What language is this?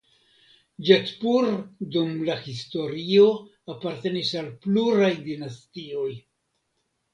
Esperanto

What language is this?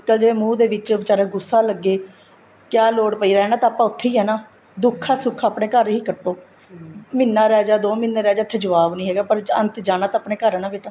Punjabi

